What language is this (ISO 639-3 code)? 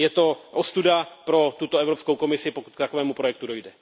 ces